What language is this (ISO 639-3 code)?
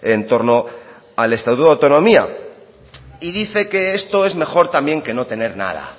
spa